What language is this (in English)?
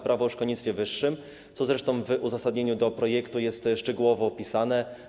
Polish